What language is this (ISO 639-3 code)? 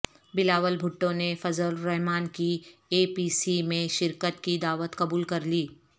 urd